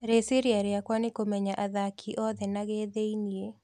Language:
Kikuyu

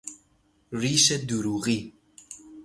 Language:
Persian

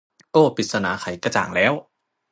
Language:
Thai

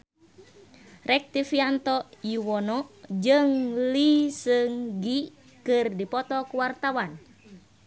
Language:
Sundanese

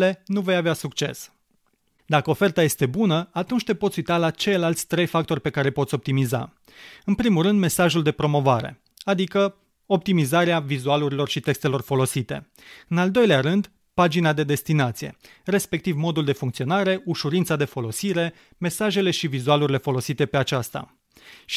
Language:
Romanian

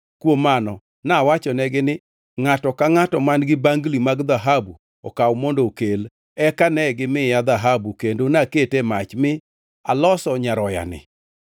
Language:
Luo (Kenya and Tanzania)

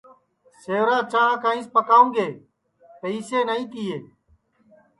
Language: Sansi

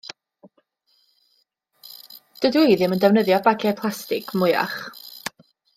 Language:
Welsh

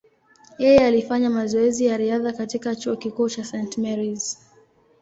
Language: Swahili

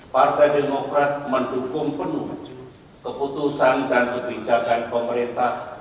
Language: Indonesian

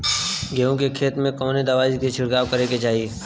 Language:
Bhojpuri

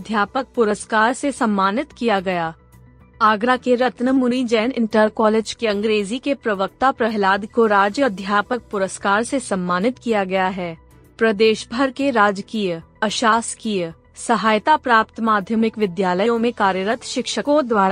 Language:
Hindi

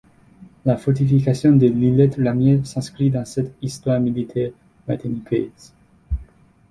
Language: French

